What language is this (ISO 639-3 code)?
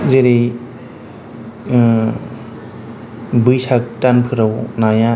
brx